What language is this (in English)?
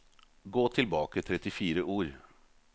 Norwegian